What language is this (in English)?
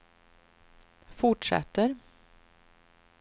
Swedish